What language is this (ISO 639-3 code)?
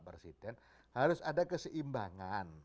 ind